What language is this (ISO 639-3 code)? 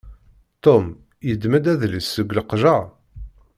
kab